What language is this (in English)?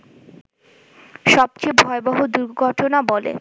Bangla